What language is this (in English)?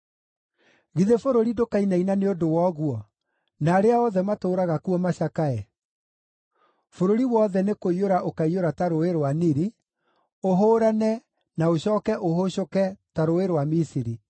Kikuyu